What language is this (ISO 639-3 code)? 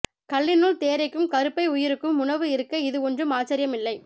tam